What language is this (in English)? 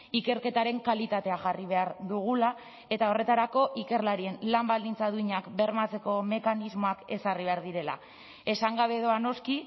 Basque